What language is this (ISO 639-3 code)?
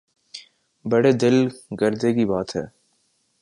urd